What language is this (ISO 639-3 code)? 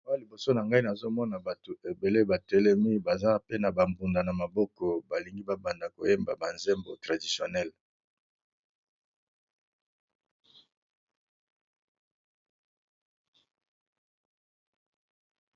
lin